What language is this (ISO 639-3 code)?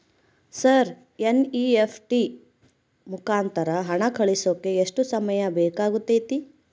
kan